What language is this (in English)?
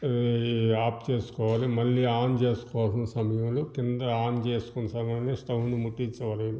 Telugu